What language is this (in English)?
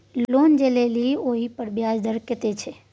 Maithili